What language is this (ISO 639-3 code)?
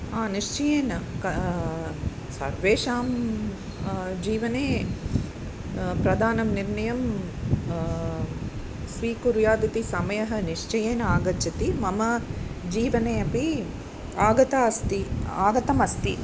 san